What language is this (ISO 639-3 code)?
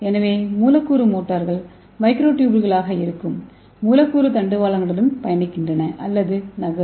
tam